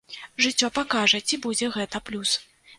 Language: Belarusian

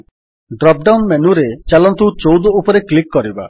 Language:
Odia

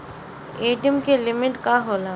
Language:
Bhojpuri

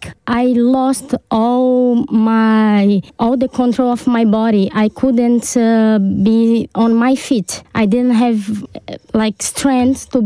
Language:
Romanian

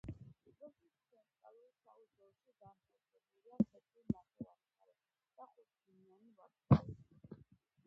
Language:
Georgian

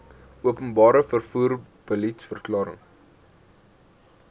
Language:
Afrikaans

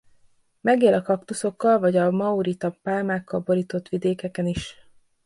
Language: Hungarian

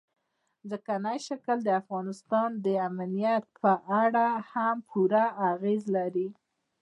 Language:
Pashto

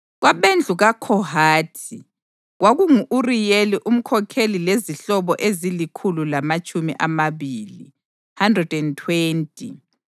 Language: North Ndebele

